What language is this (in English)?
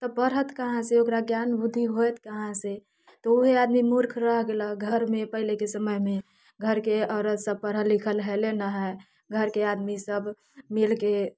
Maithili